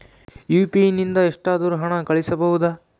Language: Kannada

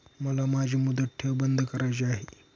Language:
Marathi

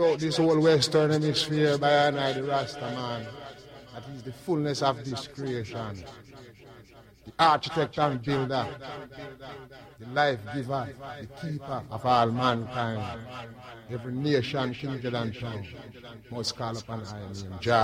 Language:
English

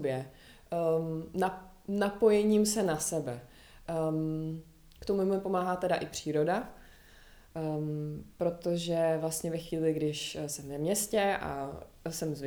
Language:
Czech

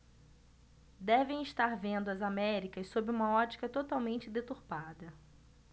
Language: Portuguese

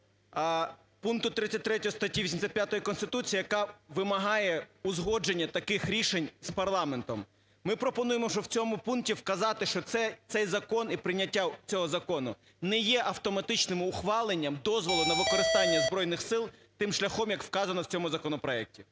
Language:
Ukrainian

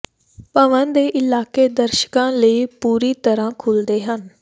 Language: Punjabi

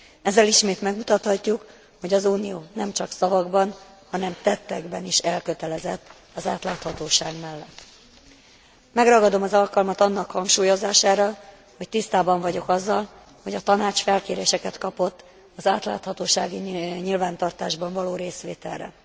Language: Hungarian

